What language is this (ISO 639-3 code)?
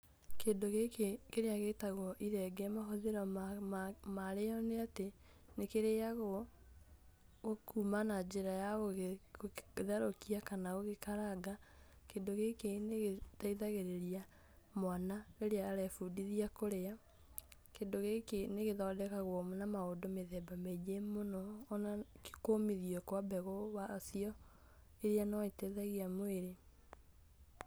kik